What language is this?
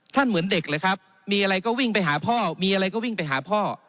Thai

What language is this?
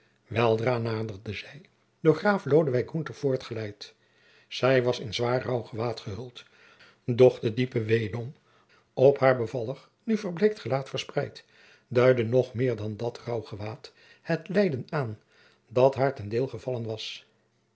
Dutch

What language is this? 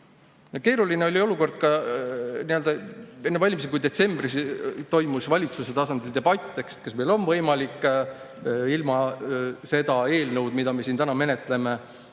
Estonian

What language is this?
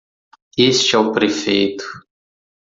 Portuguese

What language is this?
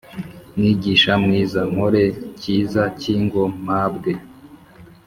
Kinyarwanda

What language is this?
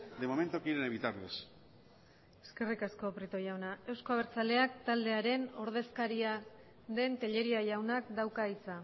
Basque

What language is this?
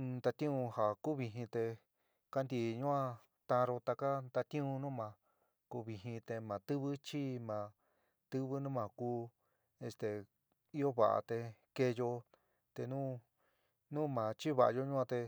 San Miguel El Grande Mixtec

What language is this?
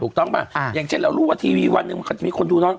Thai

